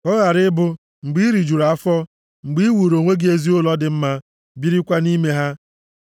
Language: Igbo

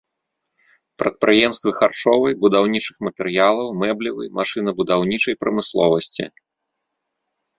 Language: Belarusian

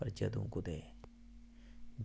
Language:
Dogri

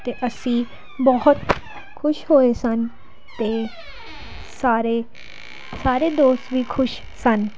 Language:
Punjabi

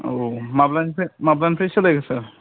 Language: Bodo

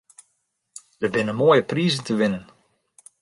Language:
Western Frisian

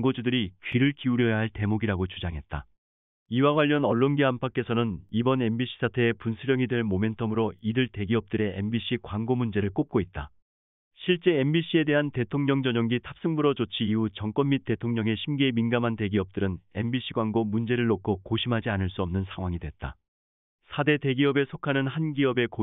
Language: Korean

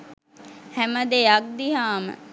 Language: Sinhala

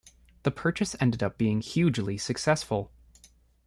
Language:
English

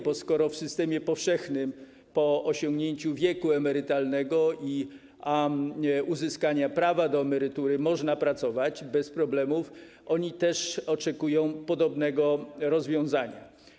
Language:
Polish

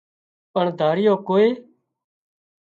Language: Wadiyara Koli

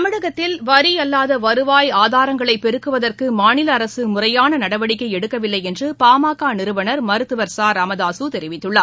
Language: Tamil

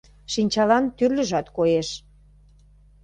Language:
Mari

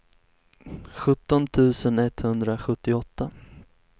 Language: Swedish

